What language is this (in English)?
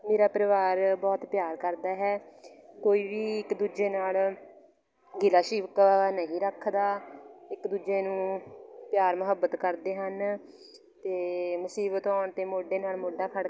Punjabi